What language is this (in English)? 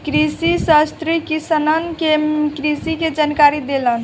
Bhojpuri